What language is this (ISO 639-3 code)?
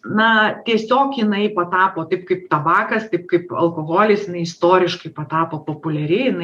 lit